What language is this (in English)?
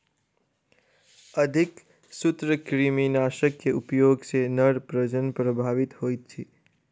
Maithili